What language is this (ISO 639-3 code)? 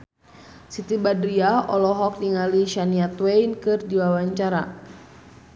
sun